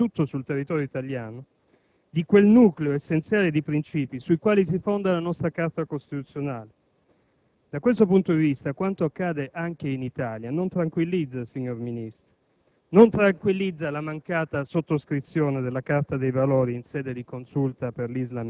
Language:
Italian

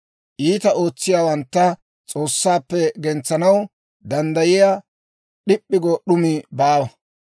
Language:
Dawro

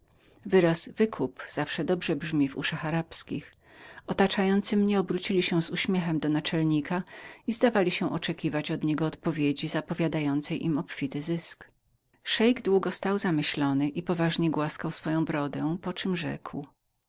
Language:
Polish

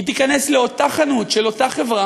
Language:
Hebrew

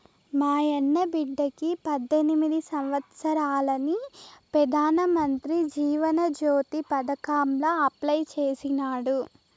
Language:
Telugu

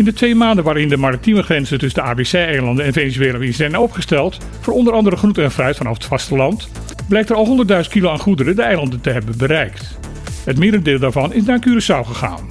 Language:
Dutch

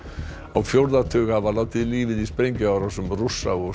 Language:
Icelandic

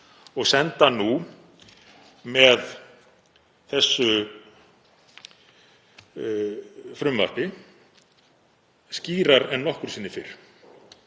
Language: Icelandic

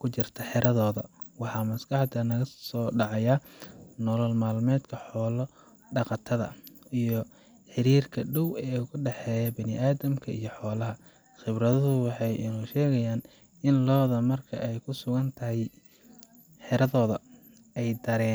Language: Somali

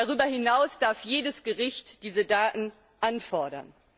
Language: German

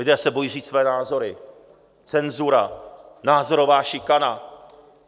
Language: Czech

